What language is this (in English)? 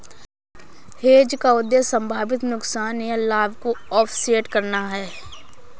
Hindi